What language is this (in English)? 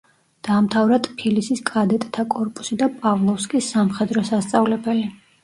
Georgian